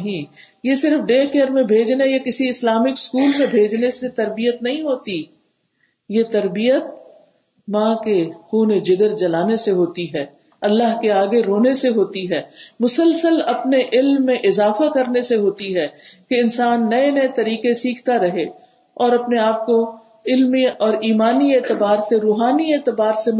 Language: Urdu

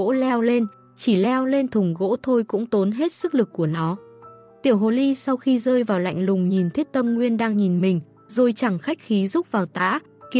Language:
Vietnamese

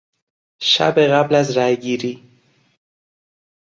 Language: Persian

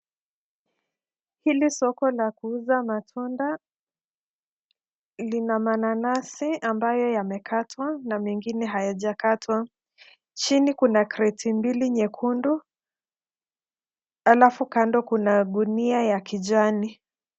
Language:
Swahili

